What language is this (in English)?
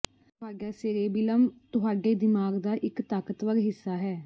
Punjabi